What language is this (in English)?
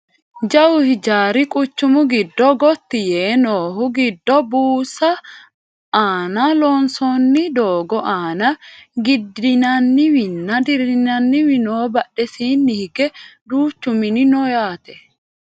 Sidamo